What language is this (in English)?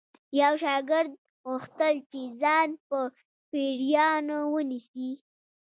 Pashto